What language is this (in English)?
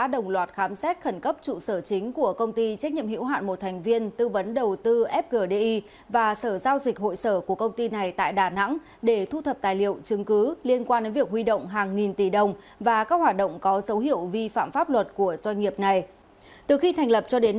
Vietnamese